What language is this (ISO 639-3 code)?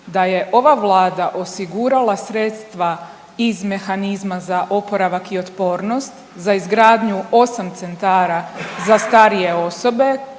hrv